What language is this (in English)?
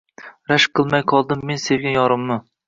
Uzbek